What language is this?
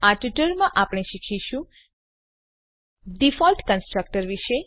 Gujarati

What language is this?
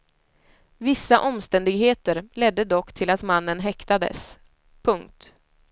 Swedish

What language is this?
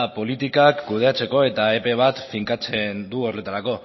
Basque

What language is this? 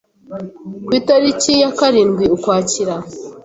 Kinyarwanda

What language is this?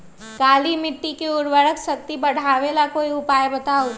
Magahi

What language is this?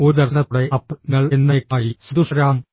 Malayalam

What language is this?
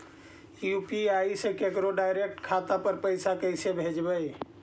Magahi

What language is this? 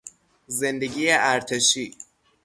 Persian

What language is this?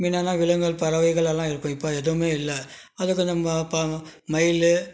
Tamil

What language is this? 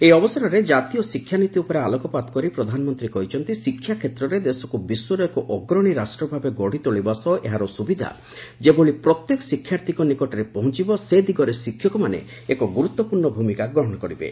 Odia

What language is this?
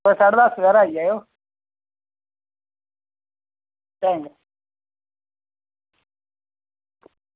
Dogri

